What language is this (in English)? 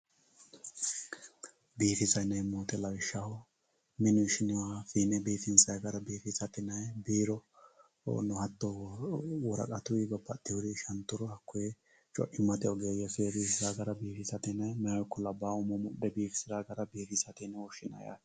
Sidamo